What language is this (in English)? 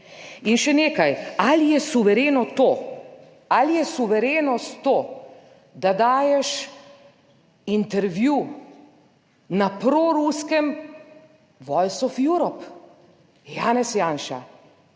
Slovenian